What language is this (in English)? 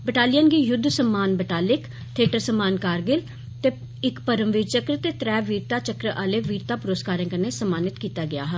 Dogri